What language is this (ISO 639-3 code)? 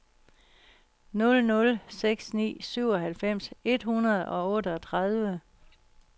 dan